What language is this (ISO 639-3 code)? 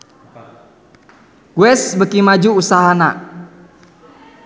sun